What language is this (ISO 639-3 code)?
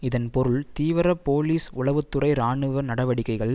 tam